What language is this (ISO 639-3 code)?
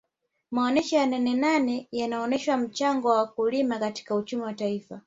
swa